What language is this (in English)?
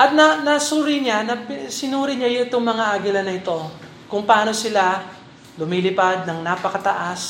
Filipino